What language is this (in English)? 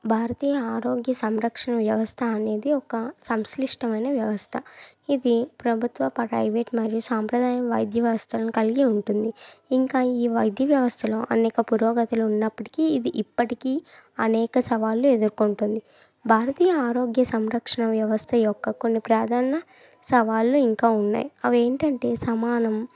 Telugu